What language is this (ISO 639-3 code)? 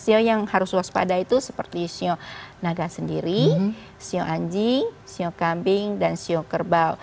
ind